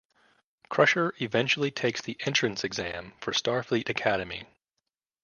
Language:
English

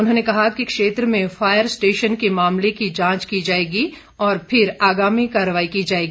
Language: Hindi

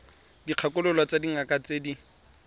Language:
Tswana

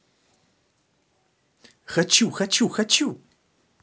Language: Russian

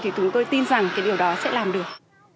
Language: Vietnamese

